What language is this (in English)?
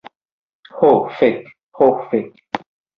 Esperanto